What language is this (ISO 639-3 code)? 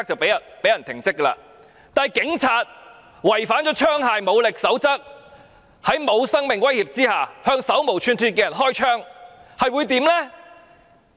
yue